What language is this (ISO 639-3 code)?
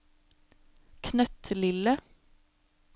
nor